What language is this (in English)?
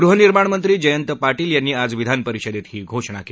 Marathi